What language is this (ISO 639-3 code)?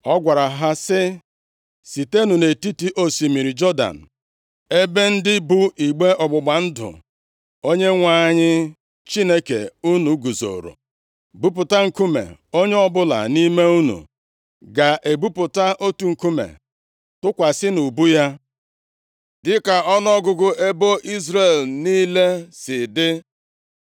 ibo